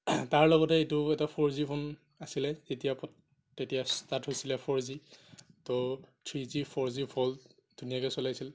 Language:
Assamese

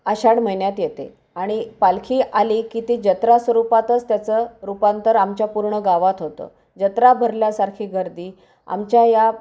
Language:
Marathi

